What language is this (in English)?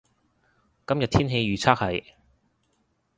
Cantonese